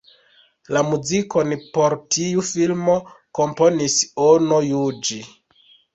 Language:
Esperanto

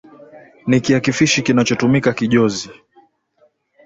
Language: Swahili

